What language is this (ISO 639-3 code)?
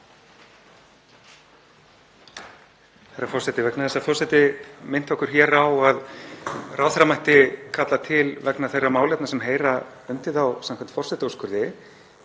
isl